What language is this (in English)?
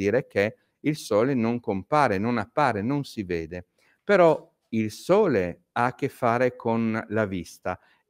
Italian